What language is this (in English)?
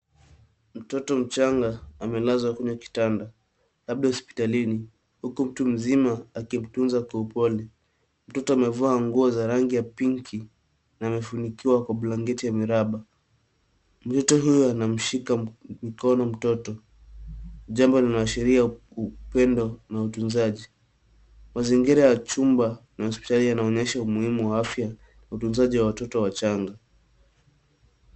Swahili